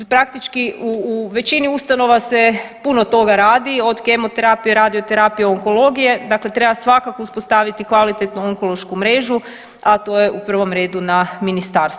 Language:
Croatian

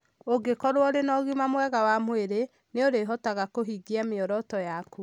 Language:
Kikuyu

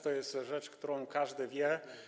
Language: Polish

